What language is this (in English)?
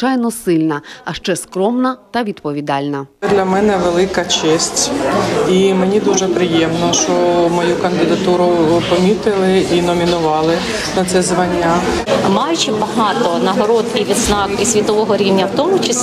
Ukrainian